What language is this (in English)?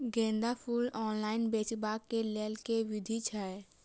Maithili